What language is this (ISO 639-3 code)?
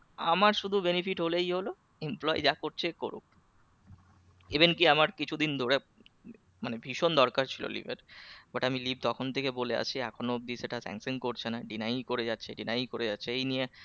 ben